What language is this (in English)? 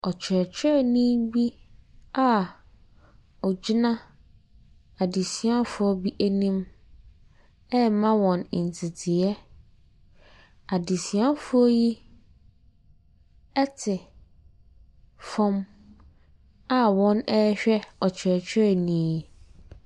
Akan